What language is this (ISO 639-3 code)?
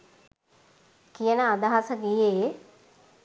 sin